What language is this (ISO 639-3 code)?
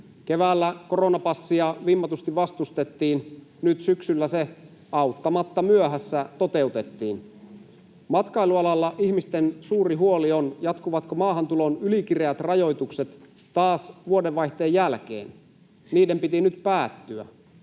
fin